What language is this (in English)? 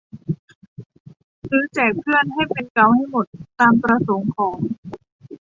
Thai